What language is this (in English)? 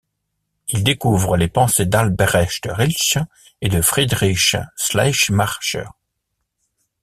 French